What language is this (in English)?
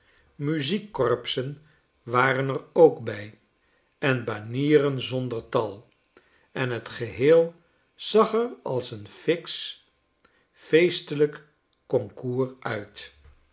Dutch